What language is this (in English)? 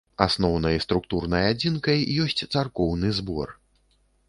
Belarusian